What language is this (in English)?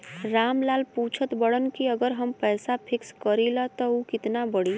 Bhojpuri